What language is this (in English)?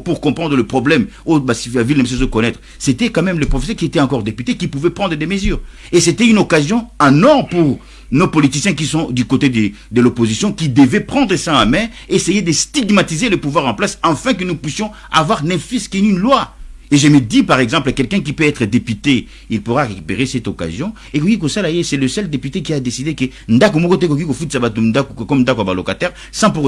French